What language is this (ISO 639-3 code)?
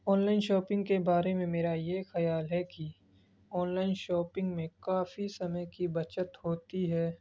urd